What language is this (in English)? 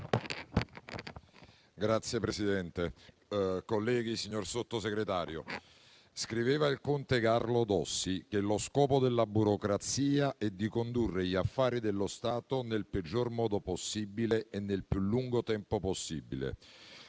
Italian